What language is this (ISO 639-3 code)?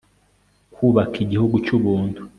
kin